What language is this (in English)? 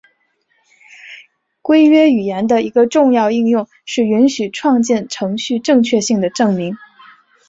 Chinese